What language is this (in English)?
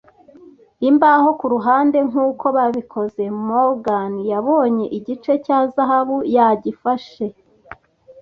Kinyarwanda